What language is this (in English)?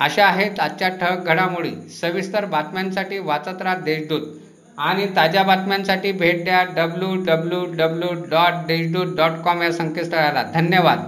Marathi